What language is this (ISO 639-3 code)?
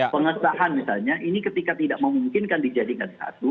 ind